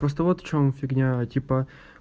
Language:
Russian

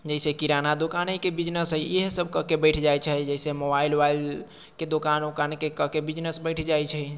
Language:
Maithili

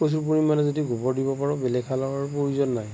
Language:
Assamese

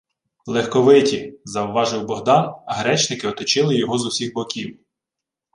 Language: Ukrainian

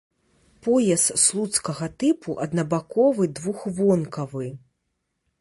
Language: Belarusian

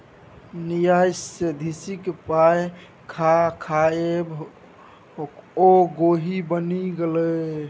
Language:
Maithili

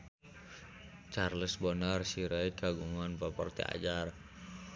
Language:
Sundanese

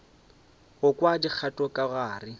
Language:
Northern Sotho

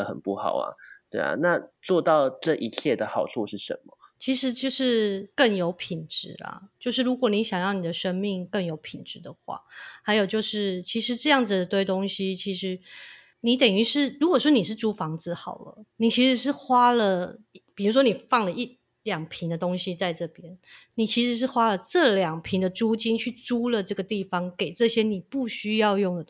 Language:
Chinese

